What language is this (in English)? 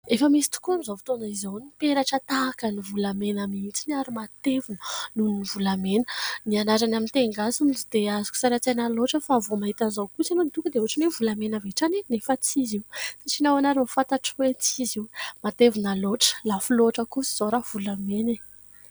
Malagasy